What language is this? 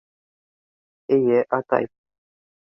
Bashkir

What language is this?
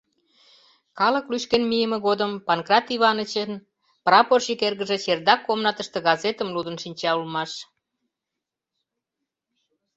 Mari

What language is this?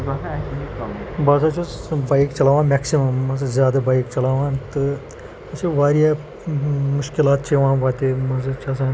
Kashmiri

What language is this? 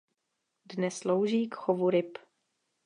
Czech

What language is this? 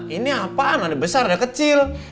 Indonesian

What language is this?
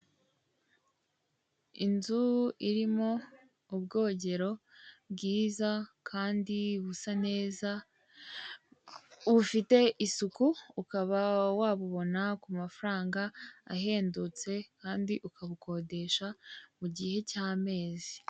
Kinyarwanda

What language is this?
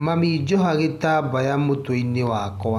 Kikuyu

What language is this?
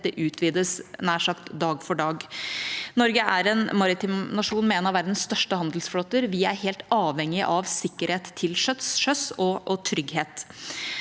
Norwegian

